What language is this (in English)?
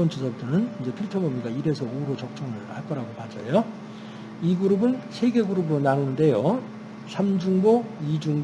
Korean